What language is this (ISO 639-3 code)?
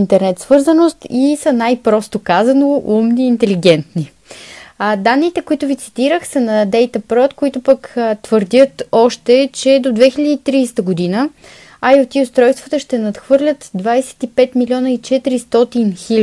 bul